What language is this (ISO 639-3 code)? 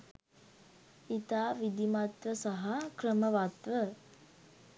sin